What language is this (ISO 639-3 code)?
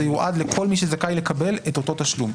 heb